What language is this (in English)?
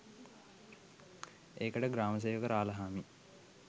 Sinhala